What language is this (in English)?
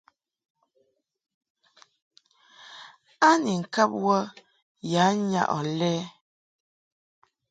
Mungaka